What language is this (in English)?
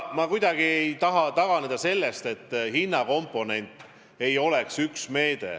Estonian